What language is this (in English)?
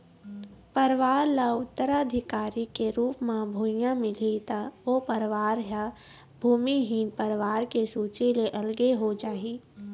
Chhattisgarhi